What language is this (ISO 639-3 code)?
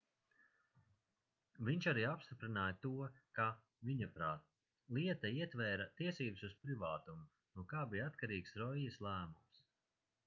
lav